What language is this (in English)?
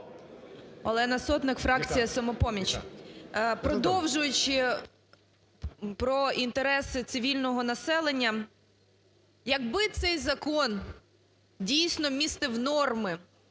Ukrainian